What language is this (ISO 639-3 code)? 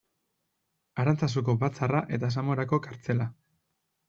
eus